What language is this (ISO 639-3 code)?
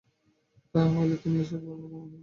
ben